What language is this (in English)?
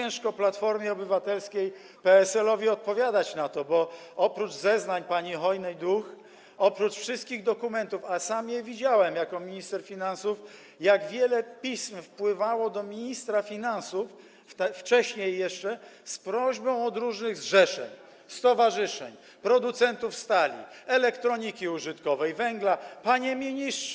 Polish